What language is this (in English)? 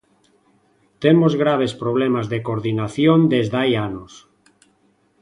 Galician